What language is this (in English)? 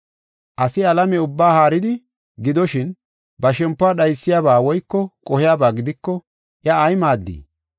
Gofa